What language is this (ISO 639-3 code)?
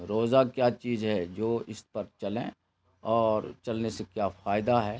urd